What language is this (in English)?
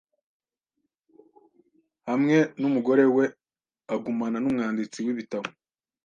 Kinyarwanda